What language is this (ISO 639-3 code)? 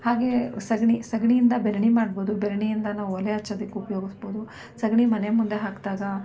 kan